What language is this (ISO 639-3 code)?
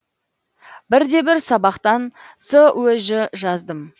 kaz